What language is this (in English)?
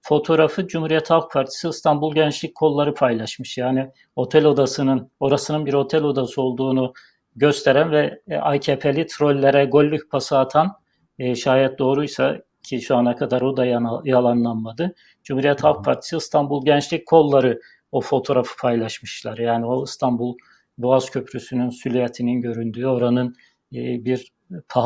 Turkish